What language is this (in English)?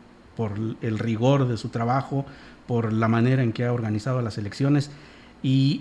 Spanish